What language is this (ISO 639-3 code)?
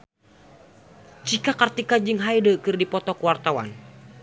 sun